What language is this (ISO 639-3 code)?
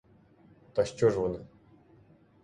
ukr